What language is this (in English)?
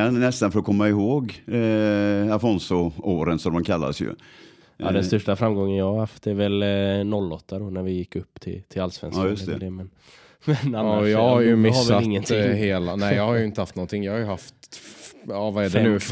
Swedish